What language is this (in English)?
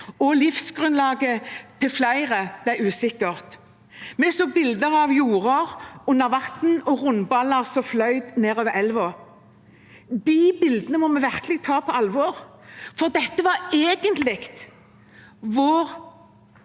Norwegian